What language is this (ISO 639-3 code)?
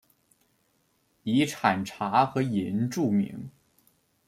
zho